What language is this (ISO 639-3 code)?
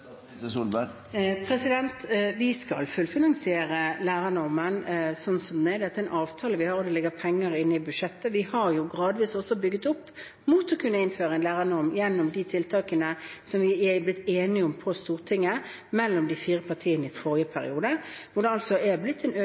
nob